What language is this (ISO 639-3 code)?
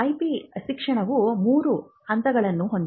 kan